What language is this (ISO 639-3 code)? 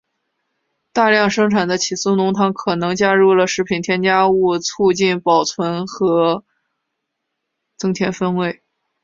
zho